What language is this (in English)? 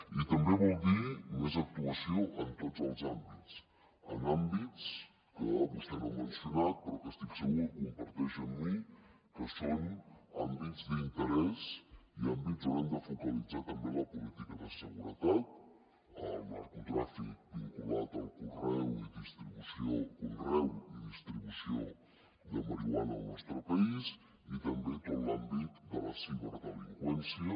Catalan